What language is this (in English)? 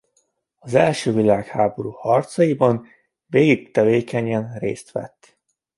Hungarian